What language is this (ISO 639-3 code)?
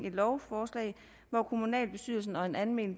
dan